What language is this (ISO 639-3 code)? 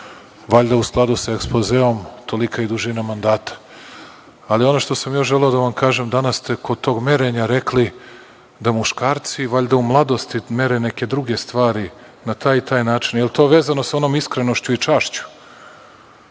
srp